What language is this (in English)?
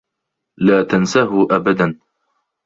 Arabic